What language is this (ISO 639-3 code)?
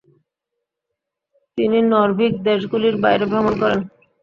ben